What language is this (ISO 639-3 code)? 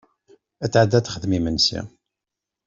kab